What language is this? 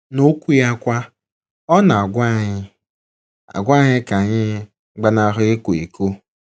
Igbo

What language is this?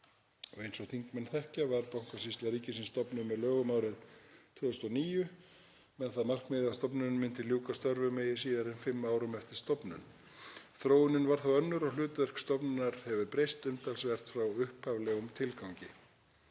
Icelandic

